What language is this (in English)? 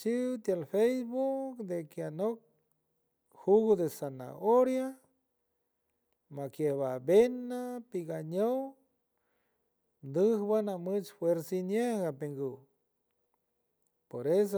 San Francisco Del Mar Huave